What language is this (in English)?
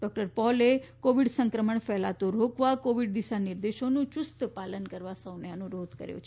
Gujarati